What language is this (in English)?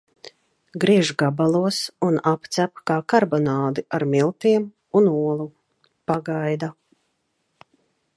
Latvian